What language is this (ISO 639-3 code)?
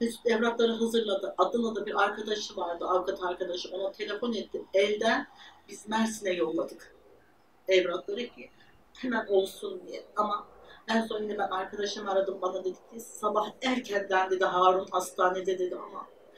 tur